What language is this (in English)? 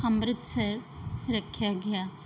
Punjabi